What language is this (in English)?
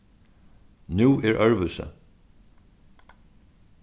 Faroese